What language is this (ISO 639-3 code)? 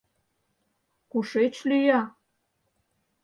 chm